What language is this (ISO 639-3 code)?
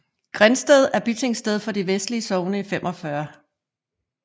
dan